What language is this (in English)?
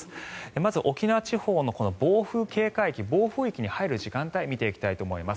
Japanese